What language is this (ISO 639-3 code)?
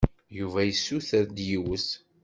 kab